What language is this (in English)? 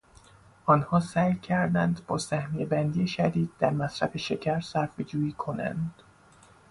Persian